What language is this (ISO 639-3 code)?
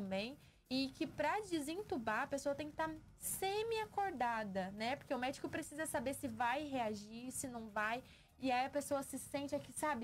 por